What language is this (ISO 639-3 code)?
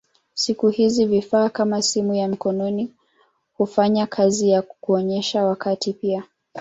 swa